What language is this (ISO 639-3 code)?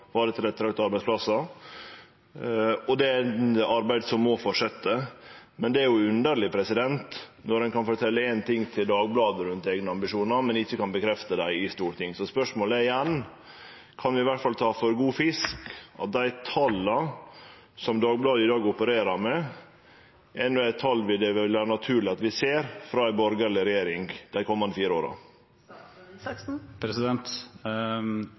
nno